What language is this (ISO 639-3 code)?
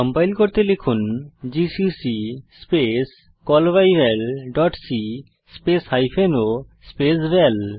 ben